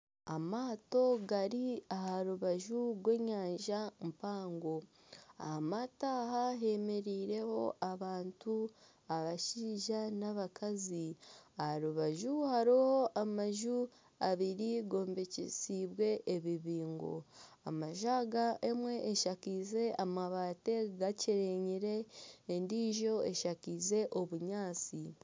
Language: Nyankole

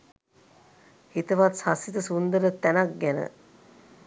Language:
Sinhala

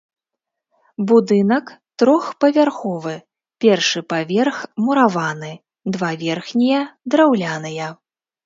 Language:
Belarusian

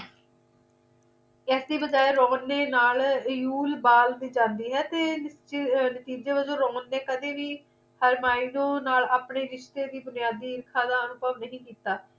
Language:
Punjabi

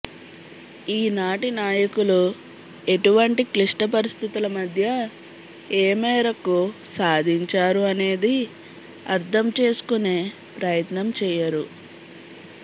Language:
Telugu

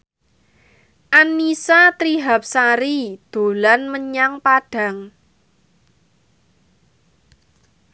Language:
Javanese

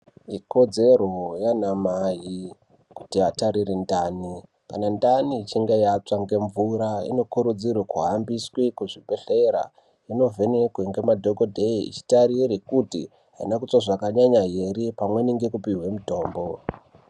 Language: Ndau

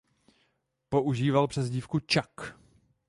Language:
Czech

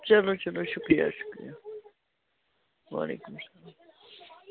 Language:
Kashmiri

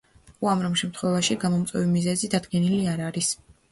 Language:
Georgian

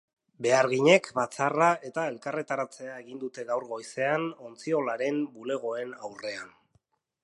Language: Basque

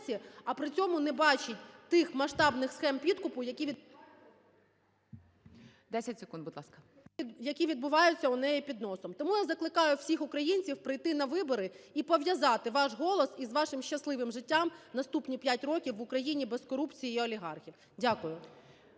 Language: Ukrainian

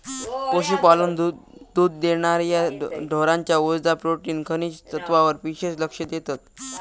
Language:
Marathi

